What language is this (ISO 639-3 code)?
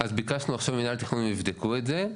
heb